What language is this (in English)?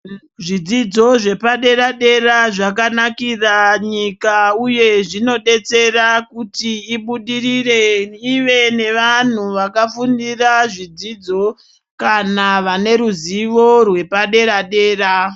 Ndau